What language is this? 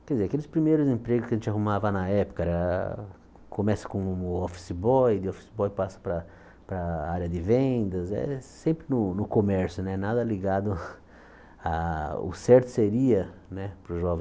Portuguese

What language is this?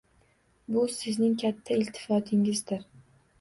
Uzbek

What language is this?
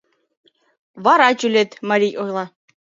Mari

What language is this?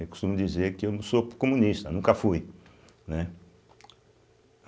Portuguese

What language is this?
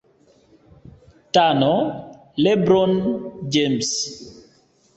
Swahili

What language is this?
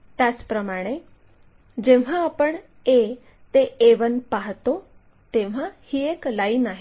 Marathi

